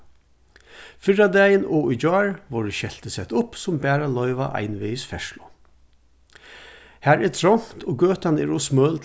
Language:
Faroese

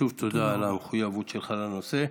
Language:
Hebrew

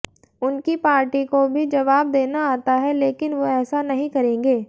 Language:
Hindi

